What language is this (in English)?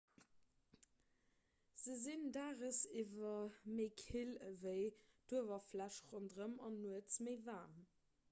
Luxembourgish